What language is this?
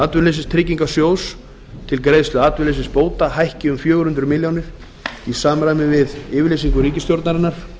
Icelandic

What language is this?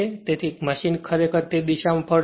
Gujarati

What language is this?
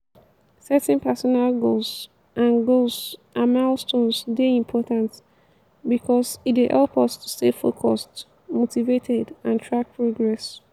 Nigerian Pidgin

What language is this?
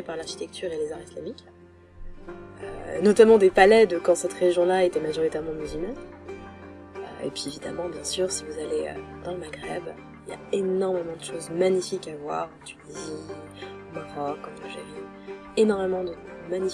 French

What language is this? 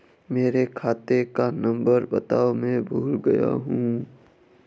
Hindi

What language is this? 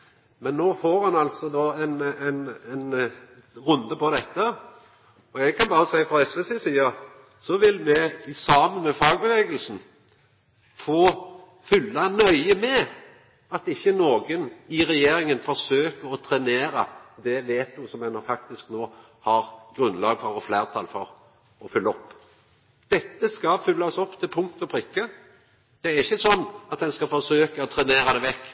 Norwegian Nynorsk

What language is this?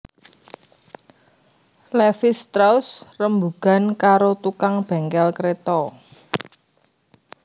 Javanese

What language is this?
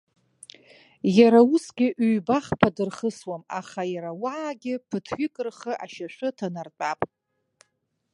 Abkhazian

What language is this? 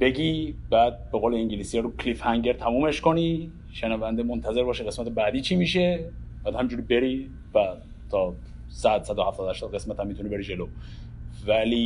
Persian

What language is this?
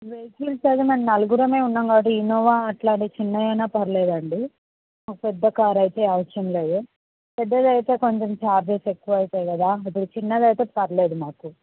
Telugu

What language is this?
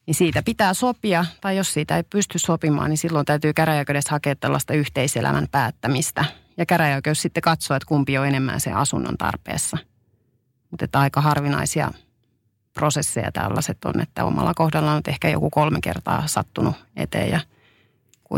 Finnish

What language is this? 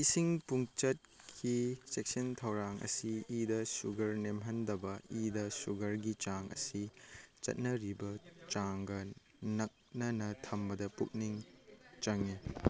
Manipuri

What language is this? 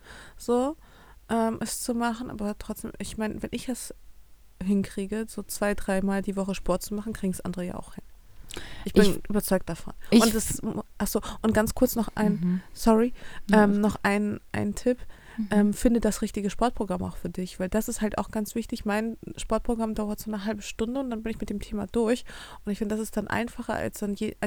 German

